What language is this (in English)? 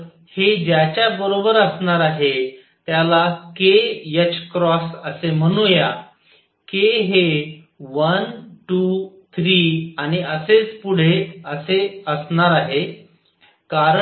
Marathi